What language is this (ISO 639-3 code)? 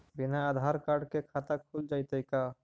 mag